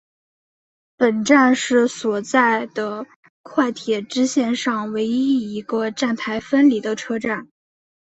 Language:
Chinese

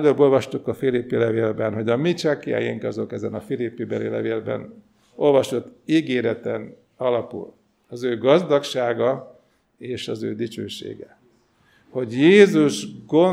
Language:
Hungarian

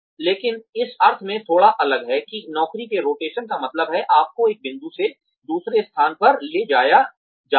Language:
Hindi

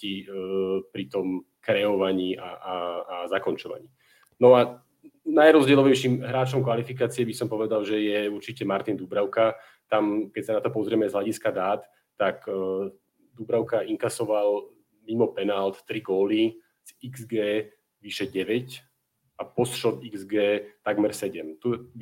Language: Slovak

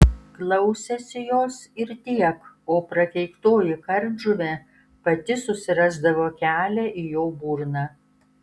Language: Lithuanian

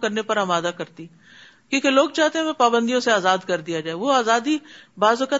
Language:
Urdu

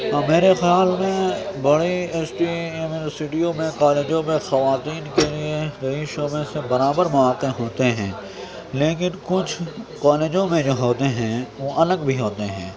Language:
Urdu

